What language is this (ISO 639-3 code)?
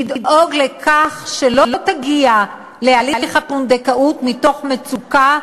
heb